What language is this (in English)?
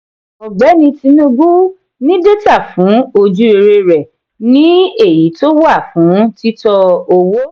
Yoruba